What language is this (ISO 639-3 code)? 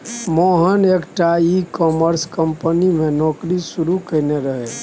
mai